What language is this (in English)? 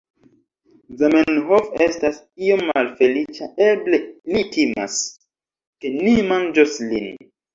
Esperanto